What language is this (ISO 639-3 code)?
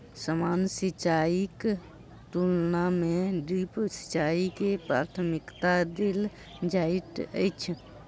mai